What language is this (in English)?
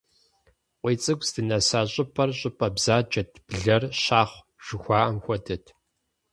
Kabardian